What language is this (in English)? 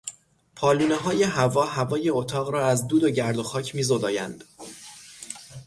Persian